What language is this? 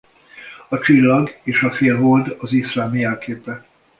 Hungarian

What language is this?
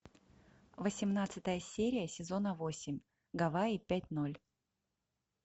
Russian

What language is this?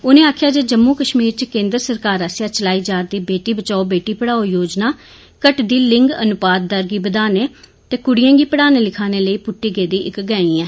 Dogri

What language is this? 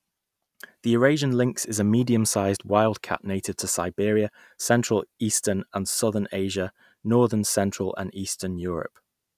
English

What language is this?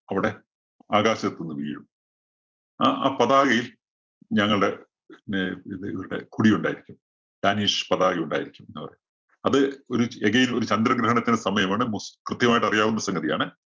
Malayalam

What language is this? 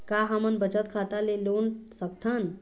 Chhattisgarhi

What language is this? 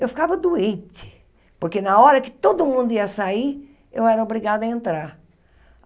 Portuguese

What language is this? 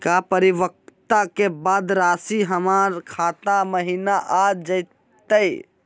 Magahi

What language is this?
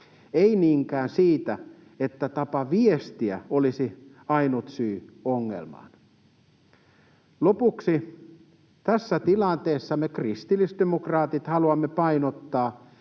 Finnish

